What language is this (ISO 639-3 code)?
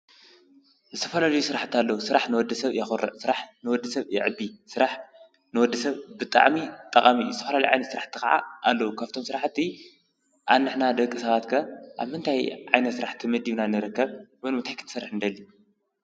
tir